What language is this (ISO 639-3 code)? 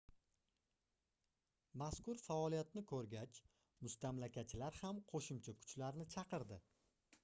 uzb